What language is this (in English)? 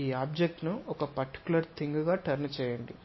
Telugu